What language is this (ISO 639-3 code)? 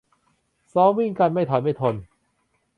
tha